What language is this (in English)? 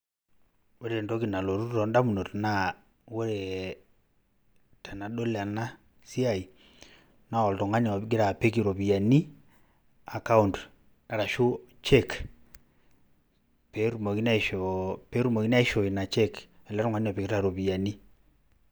Masai